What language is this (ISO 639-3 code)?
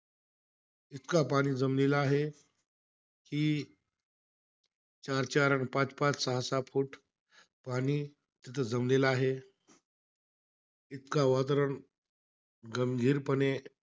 mar